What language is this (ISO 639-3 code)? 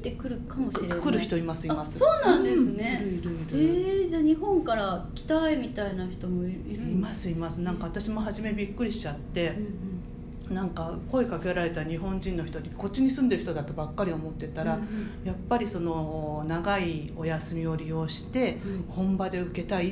jpn